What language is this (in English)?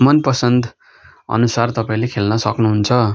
Nepali